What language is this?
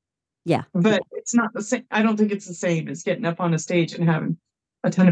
English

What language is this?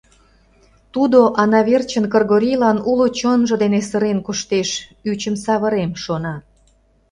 Mari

